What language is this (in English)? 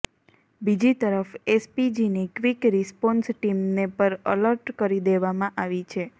Gujarati